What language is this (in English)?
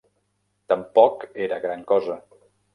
Catalan